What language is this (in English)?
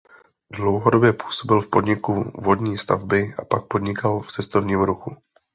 Czech